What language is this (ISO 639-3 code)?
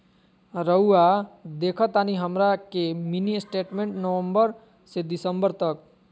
mag